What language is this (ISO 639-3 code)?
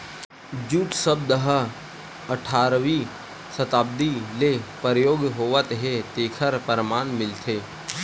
hne